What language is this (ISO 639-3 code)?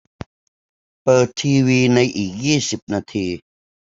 tha